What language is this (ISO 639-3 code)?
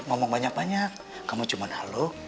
ind